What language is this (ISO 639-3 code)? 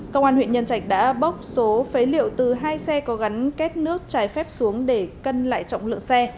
vie